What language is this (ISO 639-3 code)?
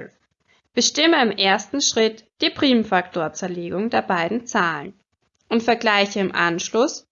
deu